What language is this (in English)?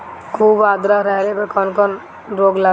Bhojpuri